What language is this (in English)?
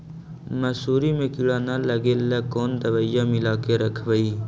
Magahi